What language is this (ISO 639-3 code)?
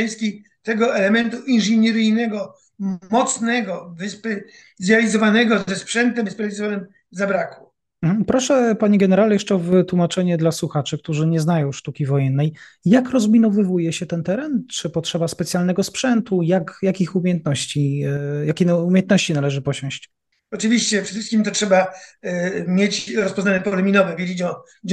pol